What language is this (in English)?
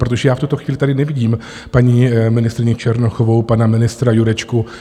Czech